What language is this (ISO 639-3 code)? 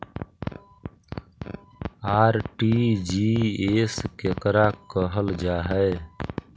mag